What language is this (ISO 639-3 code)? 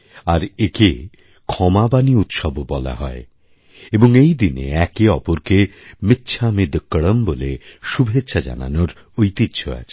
ben